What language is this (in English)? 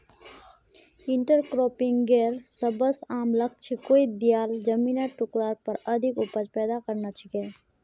Magahi